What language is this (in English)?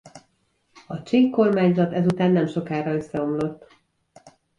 Hungarian